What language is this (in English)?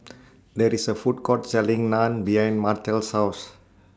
English